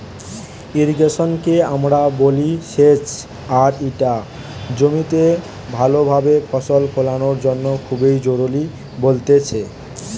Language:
Bangla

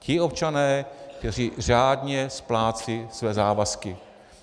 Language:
Czech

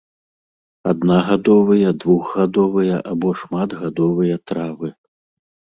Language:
Belarusian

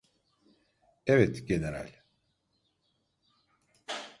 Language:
Turkish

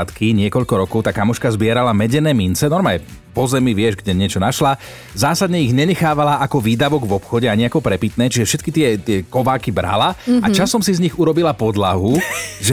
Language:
Slovak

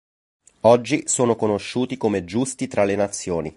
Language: Italian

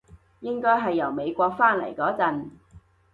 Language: Cantonese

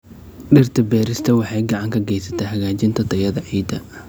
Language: Somali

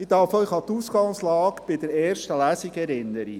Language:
Swiss German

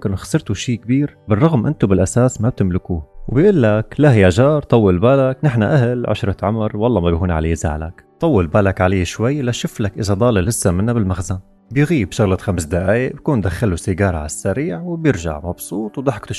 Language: Arabic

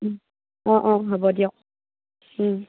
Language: Assamese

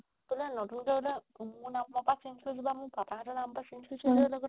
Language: Assamese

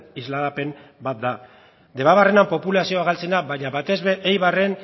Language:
Basque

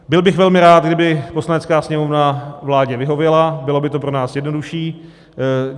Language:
Czech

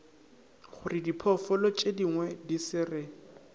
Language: Northern Sotho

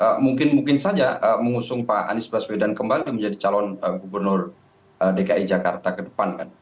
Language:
Indonesian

